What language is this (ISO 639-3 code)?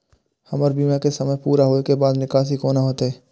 mai